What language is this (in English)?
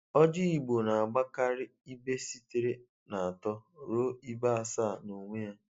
Igbo